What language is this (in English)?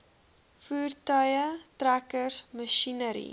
Afrikaans